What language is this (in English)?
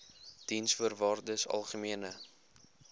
Afrikaans